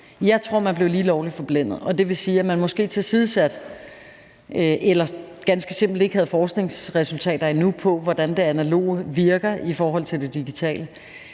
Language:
Danish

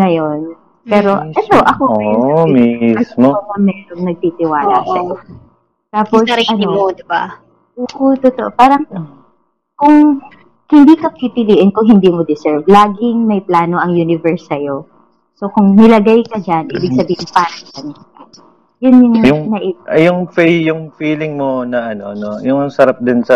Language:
Filipino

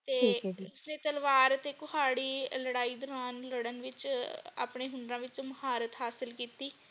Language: Punjabi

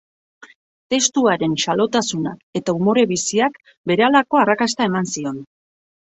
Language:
Basque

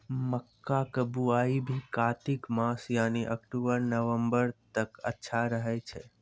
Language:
Maithili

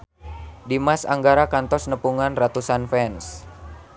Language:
Sundanese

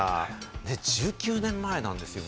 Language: Japanese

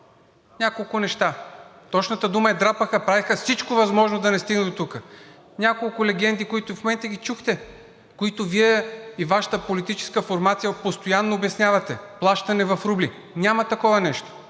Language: Bulgarian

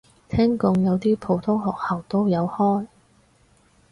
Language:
Cantonese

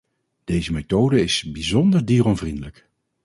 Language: Dutch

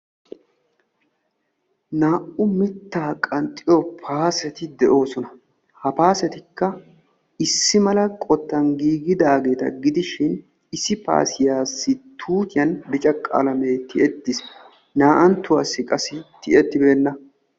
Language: Wolaytta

